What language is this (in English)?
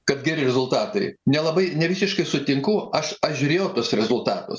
Lithuanian